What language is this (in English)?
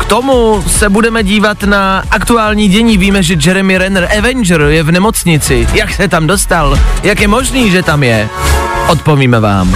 Czech